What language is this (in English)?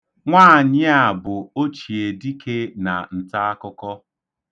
Igbo